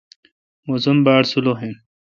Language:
Kalkoti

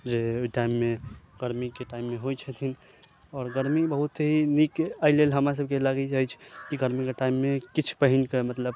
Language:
Maithili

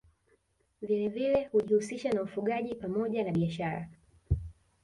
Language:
Swahili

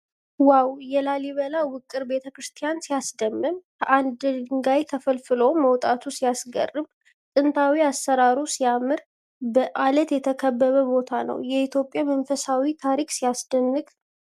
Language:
Amharic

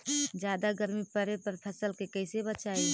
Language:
Magahi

